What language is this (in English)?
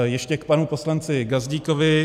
Czech